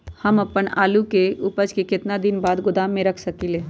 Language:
Magahi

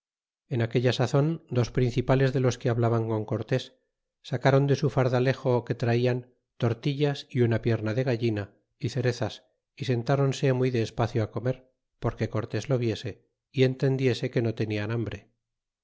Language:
Spanish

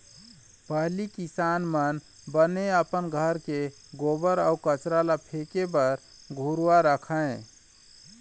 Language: Chhattisgarhi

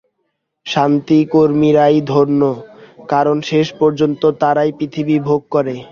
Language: Bangla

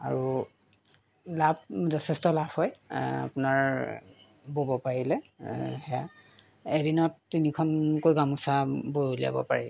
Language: Assamese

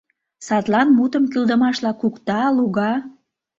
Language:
Mari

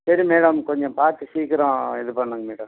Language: Tamil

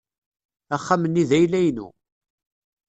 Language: Kabyle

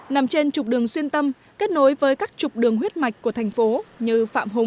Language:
Vietnamese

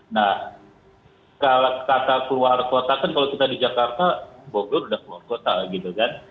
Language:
Indonesian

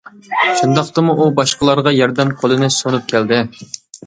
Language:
Uyghur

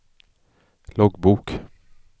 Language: Swedish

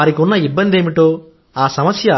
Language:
Telugu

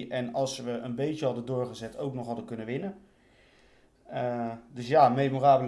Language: Dutch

